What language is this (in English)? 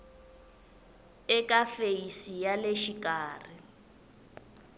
Tsonga